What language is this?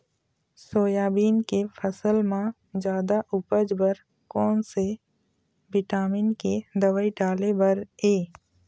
Chhattisgarhi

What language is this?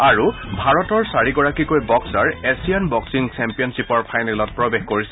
Assamese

